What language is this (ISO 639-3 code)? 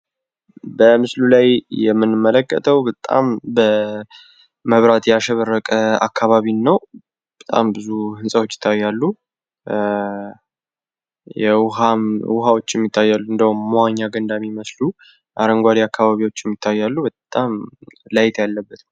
amh